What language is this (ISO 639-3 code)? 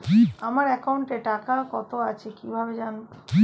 ben